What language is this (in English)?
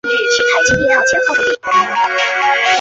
Chinese